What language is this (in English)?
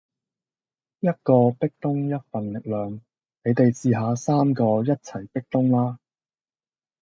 Cantonese